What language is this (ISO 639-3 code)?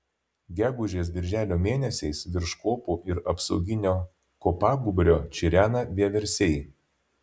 lit